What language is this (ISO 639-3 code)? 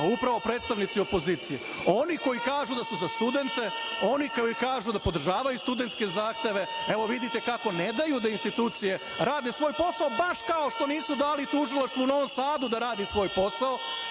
srp